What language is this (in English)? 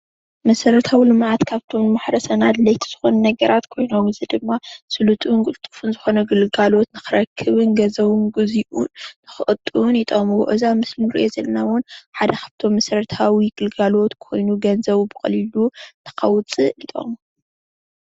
Tigrinya